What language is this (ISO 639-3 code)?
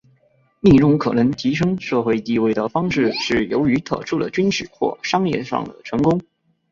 zho